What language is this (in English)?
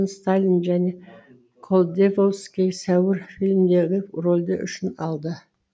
Kazakh